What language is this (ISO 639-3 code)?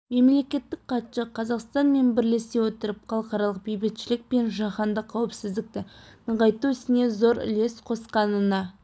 kaz